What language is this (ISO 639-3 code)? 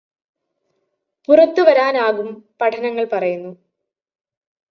mal